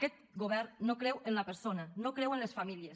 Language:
Catalan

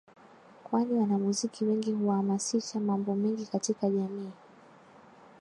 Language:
Swahili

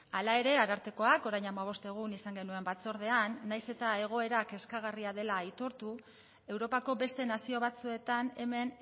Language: Basque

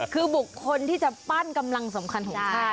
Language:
Thai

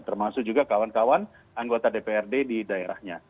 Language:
Indonesian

